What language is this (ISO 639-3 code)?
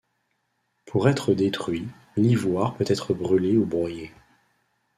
fra